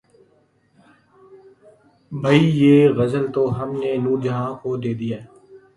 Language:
Urdu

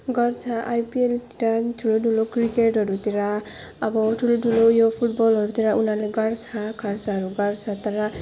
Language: Nepali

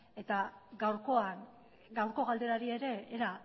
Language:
Basque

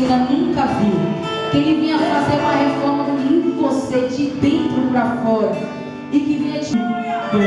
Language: Portuguese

